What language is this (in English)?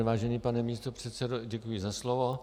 Czech